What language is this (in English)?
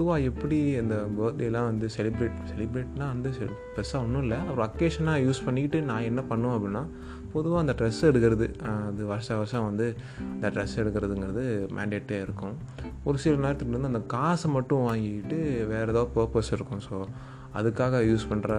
Tamil